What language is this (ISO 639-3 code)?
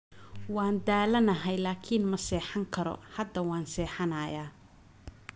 som